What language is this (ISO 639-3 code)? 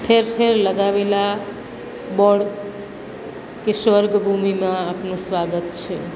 guj